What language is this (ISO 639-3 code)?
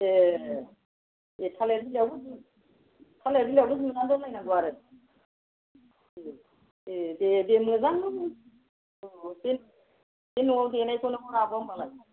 brx